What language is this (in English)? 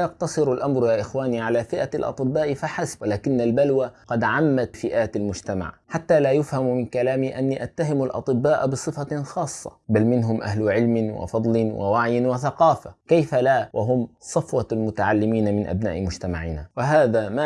Arabic